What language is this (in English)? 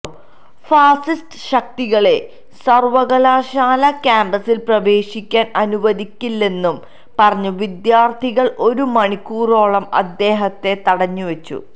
Malayalam